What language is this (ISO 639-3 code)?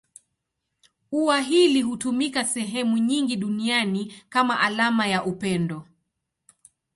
swa